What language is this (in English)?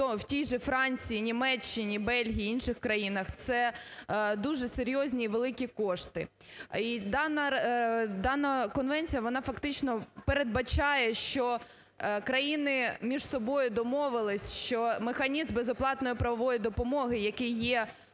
Ukrainian